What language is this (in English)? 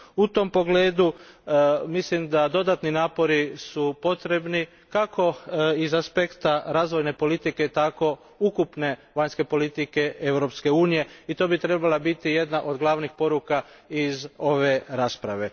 Croatian